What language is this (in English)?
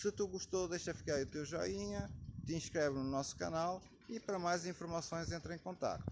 Portuguese